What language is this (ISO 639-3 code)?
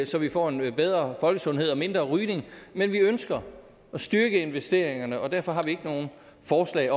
dan